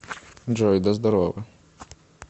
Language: Russian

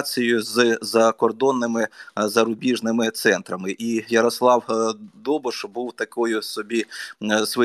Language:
Ukrainian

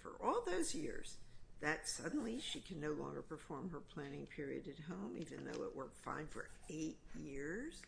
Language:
English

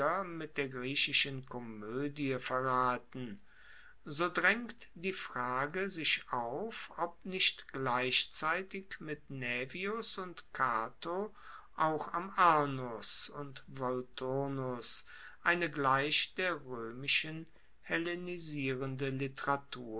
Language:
German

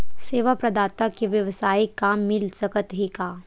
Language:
Chhattisgarhi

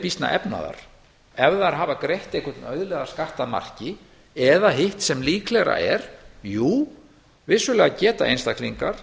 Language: Icelandic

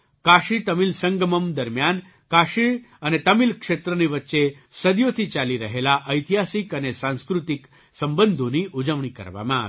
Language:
Gujarati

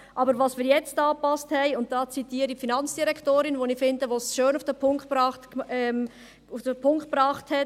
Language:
Swiss German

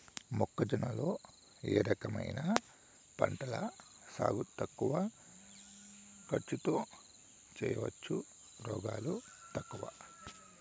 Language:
Telugu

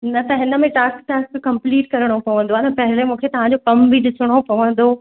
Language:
Sindhi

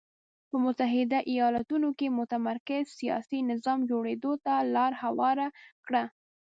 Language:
Pashto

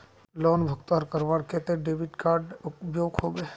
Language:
Magahi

